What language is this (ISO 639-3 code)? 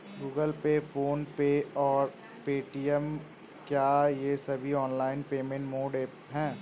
hin